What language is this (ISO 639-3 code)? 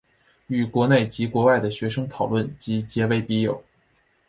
zho